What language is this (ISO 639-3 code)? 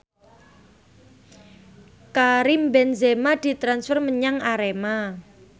jav